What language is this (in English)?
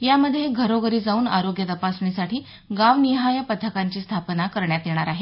Marathi